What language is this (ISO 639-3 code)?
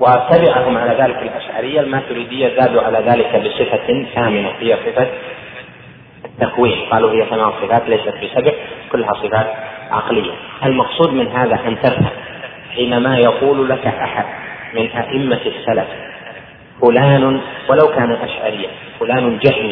ara